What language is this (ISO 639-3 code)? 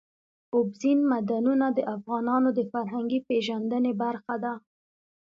pus